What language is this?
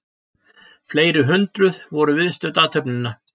Icelandic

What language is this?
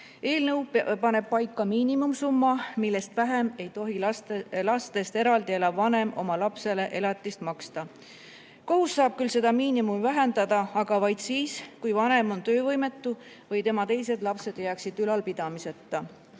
Estonian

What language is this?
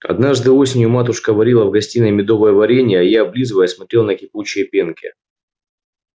Russian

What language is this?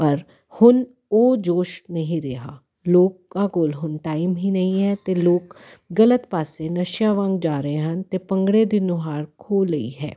Punjabi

